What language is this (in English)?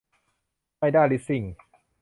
Thai